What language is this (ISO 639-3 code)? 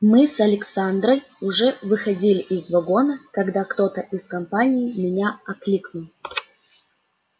rus